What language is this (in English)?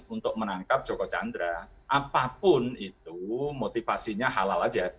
Indonesian